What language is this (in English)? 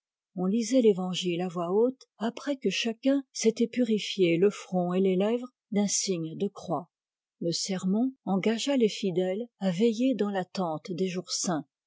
French